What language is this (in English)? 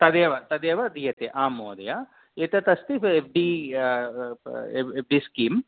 Sanskrit